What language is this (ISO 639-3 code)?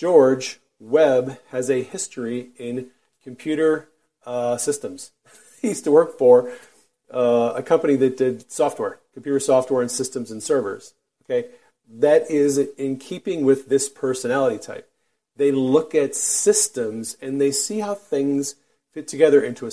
eng